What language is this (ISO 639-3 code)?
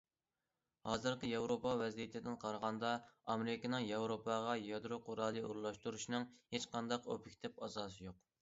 uig